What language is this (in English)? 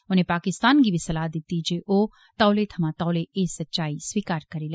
Dogri